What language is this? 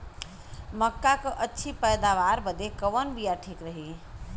Bhojpuri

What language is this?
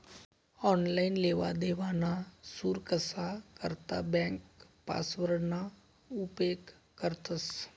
Marathi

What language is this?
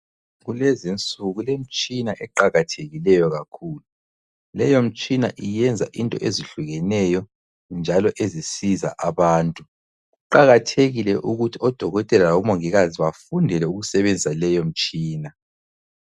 North Ndebele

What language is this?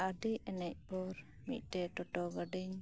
Santali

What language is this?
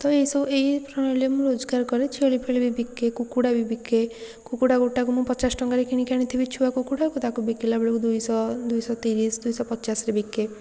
Odia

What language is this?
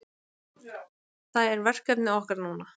Icelandic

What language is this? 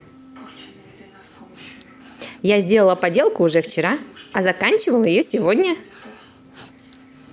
Russian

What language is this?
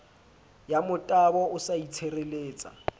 Southern Sotho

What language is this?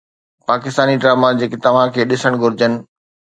Sindhi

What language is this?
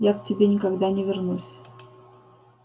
Russian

